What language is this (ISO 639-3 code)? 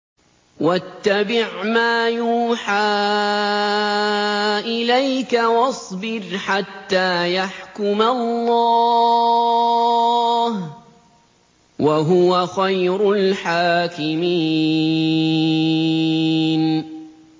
ara